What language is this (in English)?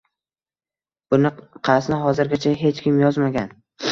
Uzbek